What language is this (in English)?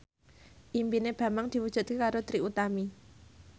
Javanese